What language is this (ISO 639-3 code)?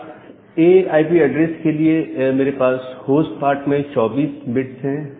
hin